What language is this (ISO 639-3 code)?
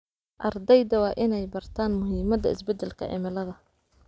som